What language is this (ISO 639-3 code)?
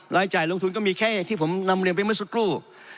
tha